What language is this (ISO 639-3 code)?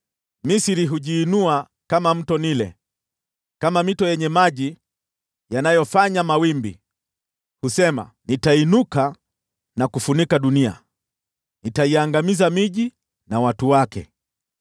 swa